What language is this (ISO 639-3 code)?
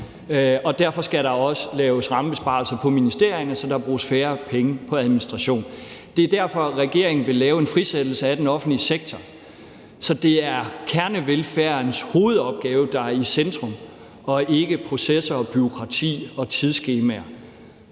dan